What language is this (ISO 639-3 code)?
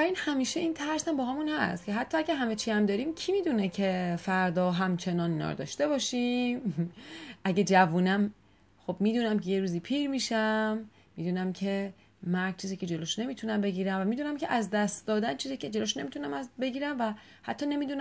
fas